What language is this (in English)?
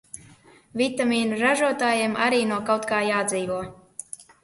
Latvian